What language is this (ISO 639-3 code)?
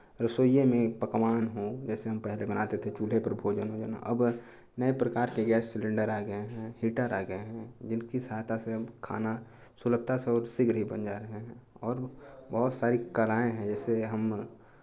hin